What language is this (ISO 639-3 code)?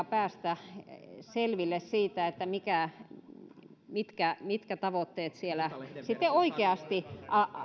fin